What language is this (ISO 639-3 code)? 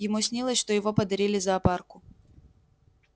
rus